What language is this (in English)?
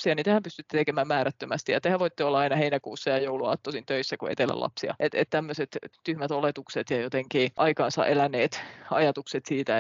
Finnish